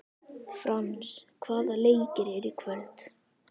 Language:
Icelandic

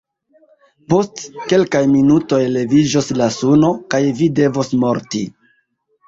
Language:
Esperanto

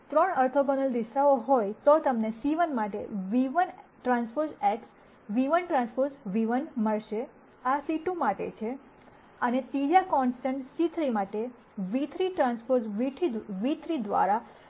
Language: Gujarati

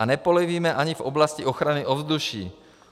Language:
Czech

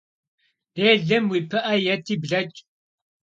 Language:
Kabardian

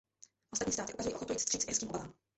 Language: Czech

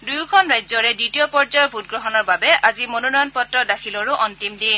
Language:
Assamese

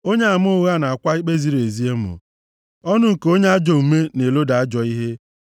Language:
Igbo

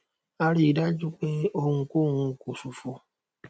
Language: Yoruba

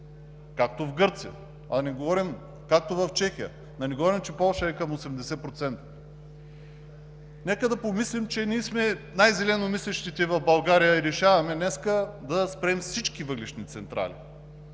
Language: Bulgarian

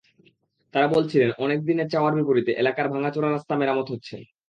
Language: Bangla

